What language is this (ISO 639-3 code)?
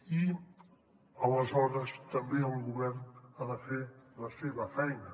cat